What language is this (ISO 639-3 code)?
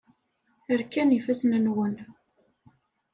kab